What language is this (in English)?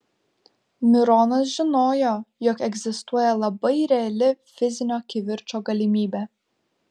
Lithuanian